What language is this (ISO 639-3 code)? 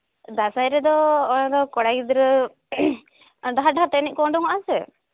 sat